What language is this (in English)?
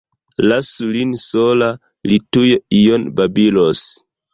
Esperanto